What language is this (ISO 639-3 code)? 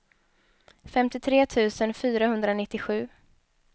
swe